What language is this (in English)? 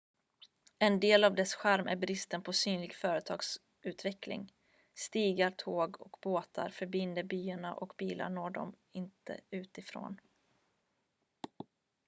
Swedish